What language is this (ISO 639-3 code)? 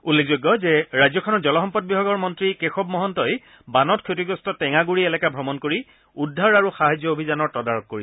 asm